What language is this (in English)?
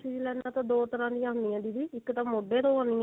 Punjabi